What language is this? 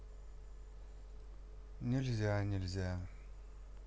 Russian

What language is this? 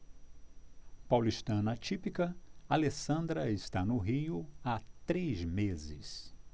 Portuguese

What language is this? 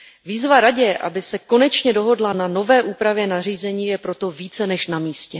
Czech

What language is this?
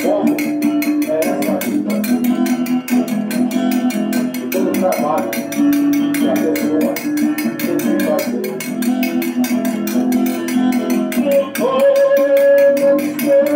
Portuguese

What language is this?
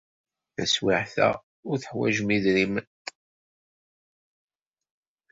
Kabyle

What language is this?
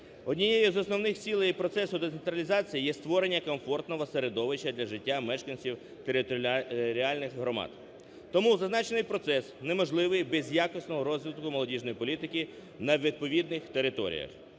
Ukrainian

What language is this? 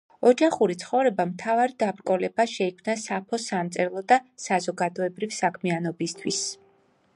Georgian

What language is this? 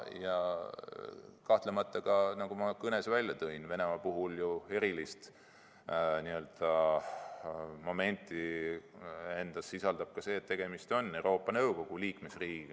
Estonian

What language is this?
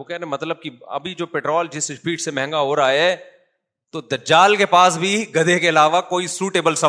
Urdu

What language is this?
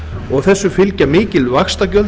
Icelandic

